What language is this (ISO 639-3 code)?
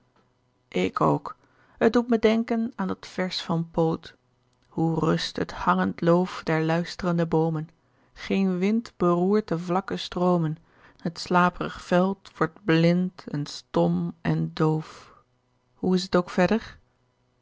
nld